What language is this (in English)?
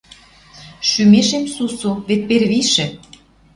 Western Mari